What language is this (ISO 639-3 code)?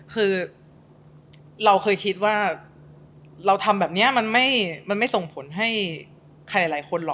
tha